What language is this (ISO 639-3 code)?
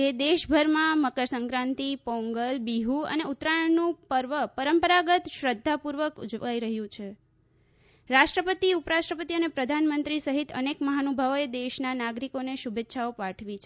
guj